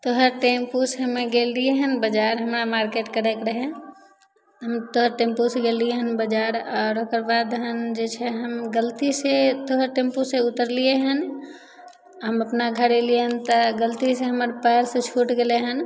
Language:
Maithili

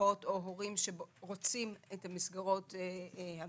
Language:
Hebrew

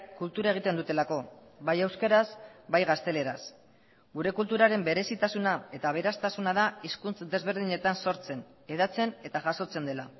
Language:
Basque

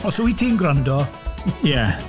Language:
Welsh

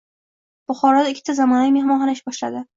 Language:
Uzbek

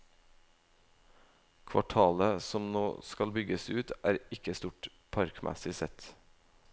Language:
Norwegian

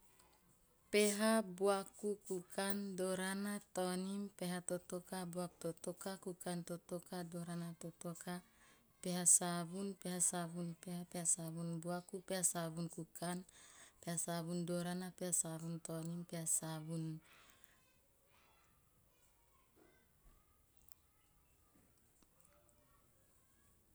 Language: Teop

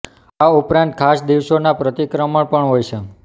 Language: Gujarati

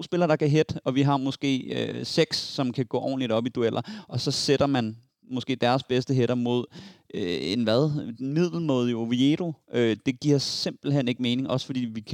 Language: Danish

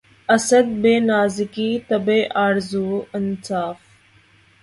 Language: Urdu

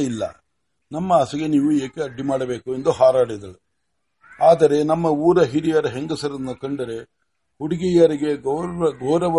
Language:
Kannada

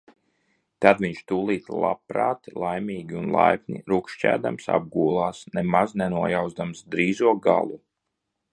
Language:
Latvian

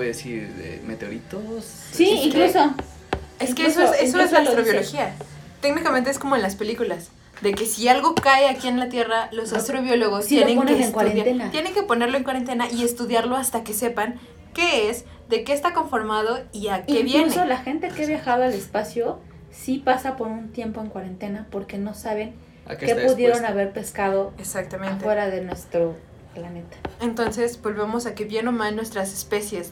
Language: Spanish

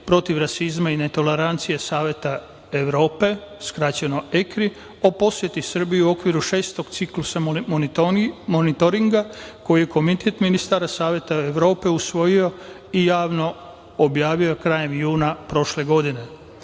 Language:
Serbian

